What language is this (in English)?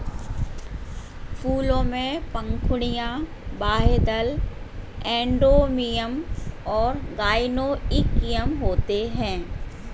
Hindi